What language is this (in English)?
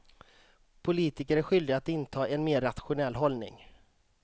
Swedish